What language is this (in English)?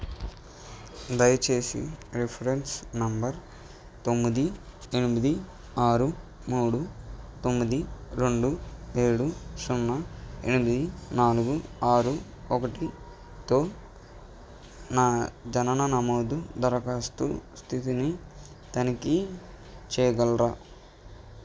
Telugu